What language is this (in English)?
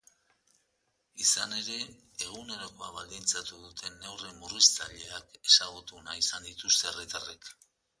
Basque